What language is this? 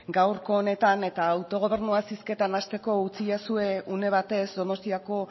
Basque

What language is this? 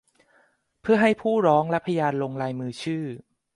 Thai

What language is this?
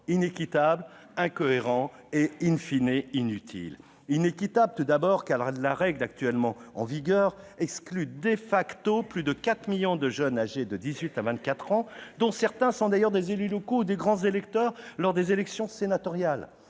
French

